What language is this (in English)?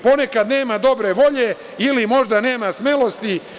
Serbian